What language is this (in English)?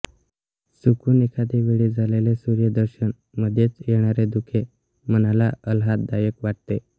Marathi